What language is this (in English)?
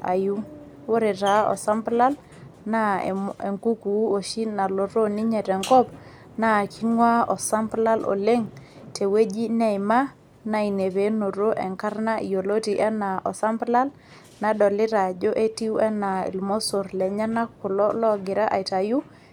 Masai